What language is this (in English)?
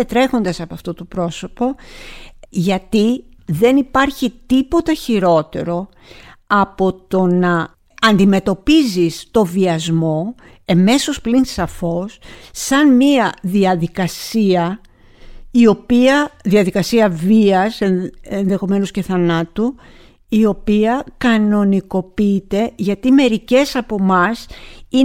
Greek